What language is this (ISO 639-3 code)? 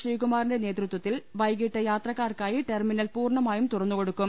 mal